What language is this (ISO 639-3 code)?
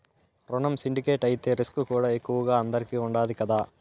tel